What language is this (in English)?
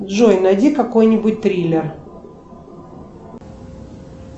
Russian